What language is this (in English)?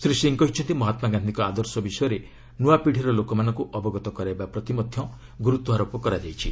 Odia